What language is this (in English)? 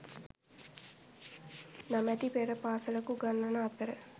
Sinhala